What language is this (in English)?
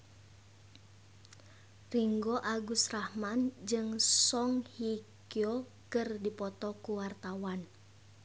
Sundanese